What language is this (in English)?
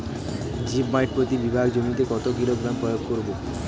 Bangla